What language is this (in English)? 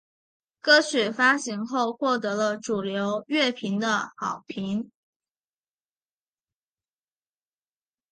Chinese